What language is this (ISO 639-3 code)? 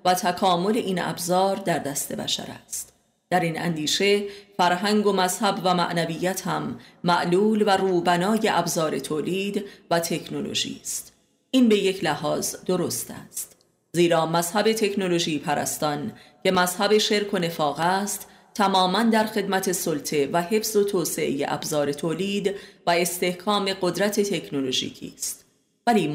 fas